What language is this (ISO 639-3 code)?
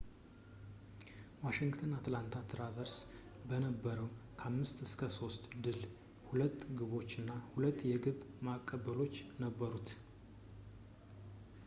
amh